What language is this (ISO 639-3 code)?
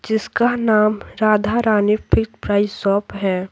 hin